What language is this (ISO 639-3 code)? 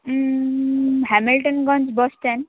nep